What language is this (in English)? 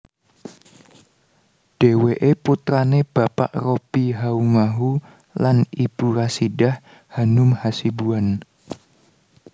Javanese